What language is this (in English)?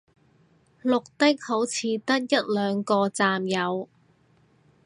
Cantonese